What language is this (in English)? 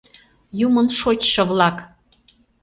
Mari